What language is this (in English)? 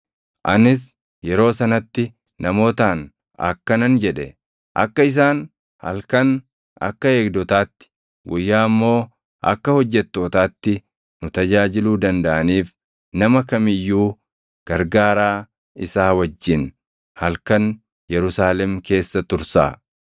Oromo